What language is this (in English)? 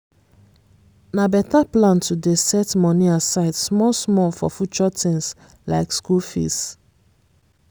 Nigerian Pidgin